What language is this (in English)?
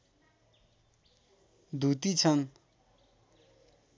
Nepali